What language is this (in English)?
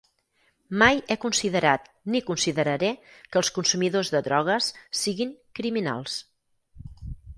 Catalan